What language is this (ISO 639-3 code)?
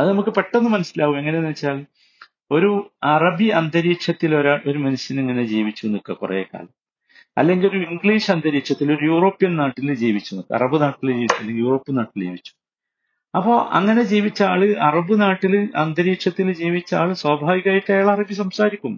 mal